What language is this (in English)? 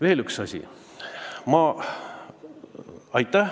Estonian